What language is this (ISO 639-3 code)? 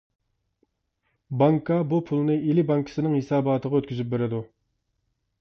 uig